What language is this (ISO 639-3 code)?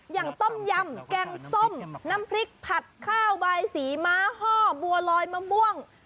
tha